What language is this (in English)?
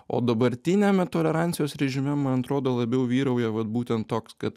Lithuanian